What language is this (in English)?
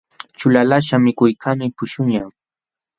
Jauja Wanca Quechua